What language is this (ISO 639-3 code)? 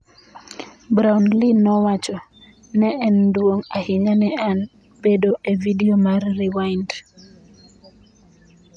luo